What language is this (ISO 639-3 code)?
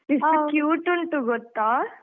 kan